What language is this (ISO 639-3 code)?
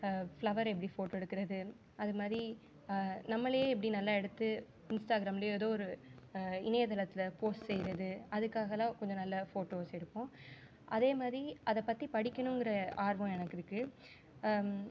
tam